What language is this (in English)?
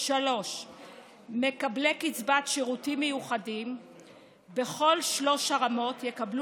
Hebrew